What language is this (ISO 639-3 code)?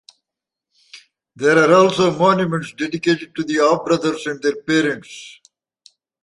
eng